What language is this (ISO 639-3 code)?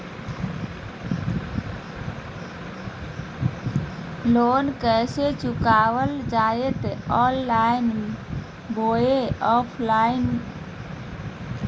mag